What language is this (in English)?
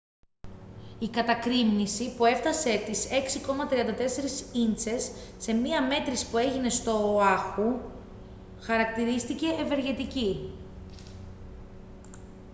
Greek